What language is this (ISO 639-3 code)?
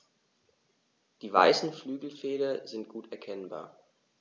deu